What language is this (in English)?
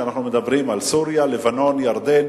Hebrew